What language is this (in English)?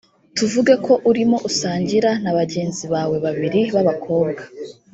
Kinyarwanda